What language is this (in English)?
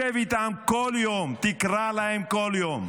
Hebrew